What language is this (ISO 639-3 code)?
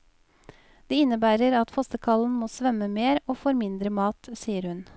nor